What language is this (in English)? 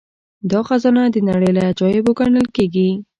Pashto